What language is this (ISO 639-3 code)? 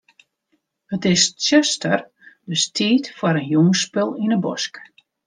fry